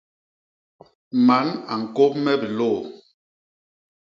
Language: Basaa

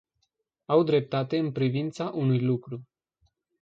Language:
Romanian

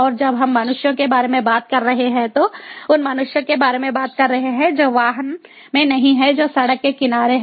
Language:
Hindi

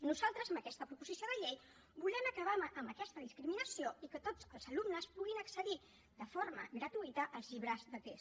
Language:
Catalan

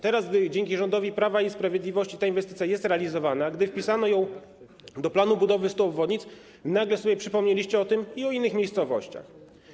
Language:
Polish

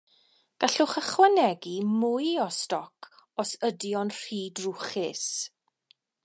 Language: Welsh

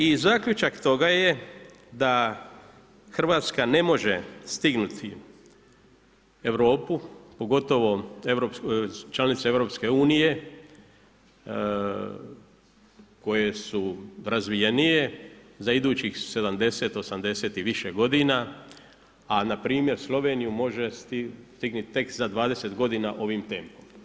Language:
Croatian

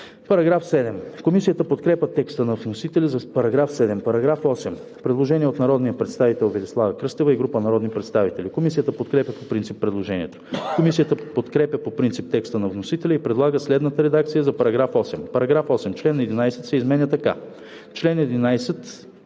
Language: Bulgarian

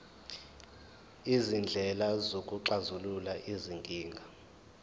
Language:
Zulu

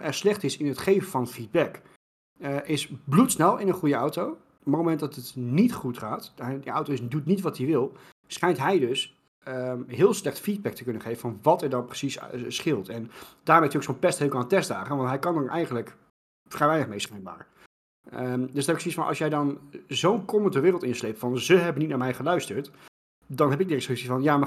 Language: Dutch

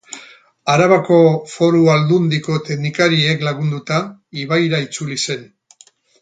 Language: Basque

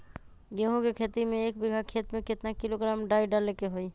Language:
Magahi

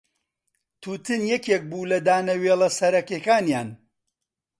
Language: Central Kurdish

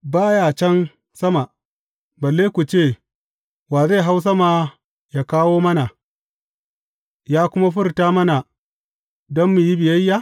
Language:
Hausa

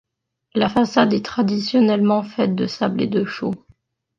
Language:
French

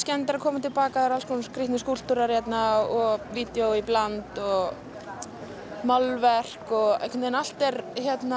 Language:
Icelandic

